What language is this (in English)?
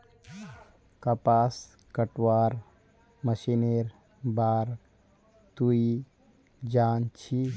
Magahi